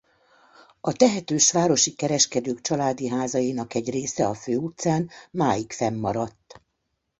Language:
Hungarian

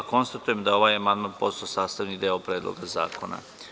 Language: Serbian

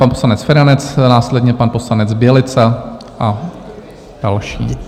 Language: Czech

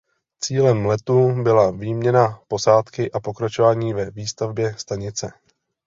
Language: Czech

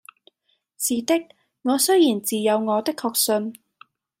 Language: Cantonese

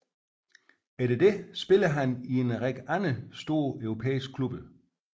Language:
Danish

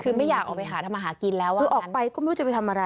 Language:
Thai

